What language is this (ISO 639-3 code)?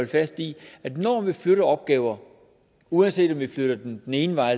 dan